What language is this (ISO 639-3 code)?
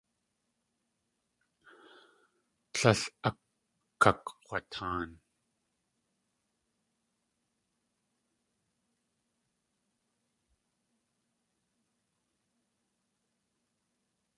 tli